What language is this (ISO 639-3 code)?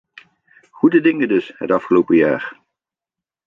nld